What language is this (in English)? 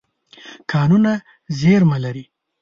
Pashto